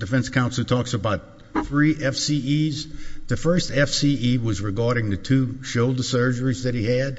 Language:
English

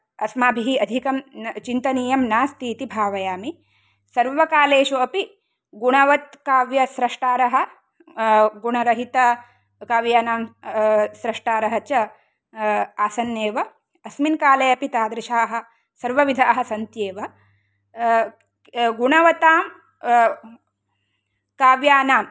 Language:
Sanskrit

